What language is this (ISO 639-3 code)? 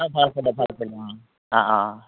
asm